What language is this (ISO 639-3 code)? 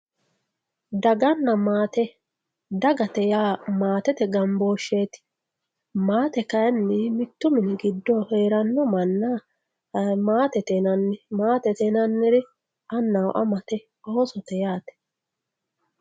sid